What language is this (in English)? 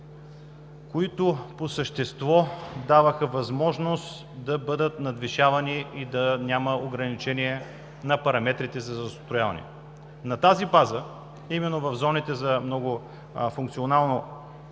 Bulgarian